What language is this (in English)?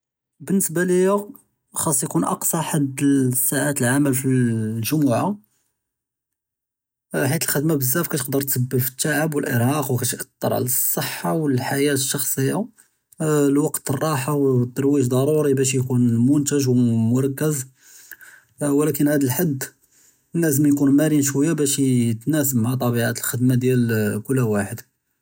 Judeo-Arabic